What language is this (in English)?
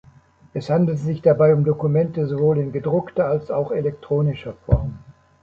German